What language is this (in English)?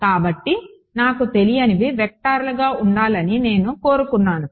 Telugu